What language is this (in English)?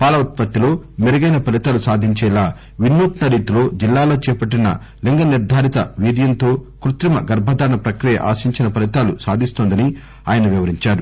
Telugu